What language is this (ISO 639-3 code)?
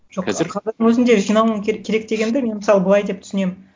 kaz